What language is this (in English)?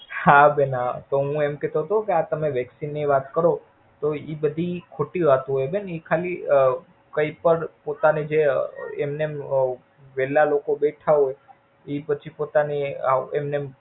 Gujarati